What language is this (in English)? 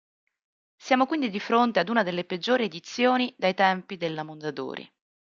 Italian